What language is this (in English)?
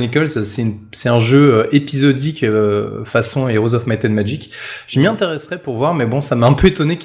French